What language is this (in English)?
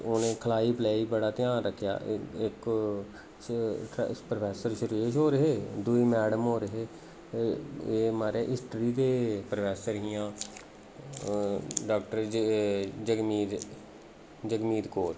Dogri